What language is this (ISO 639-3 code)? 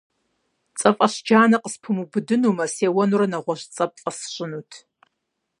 kbd